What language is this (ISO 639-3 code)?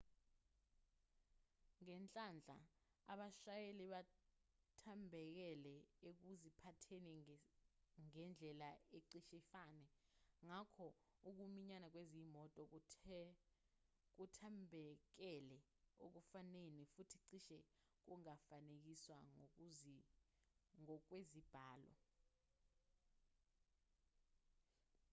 zul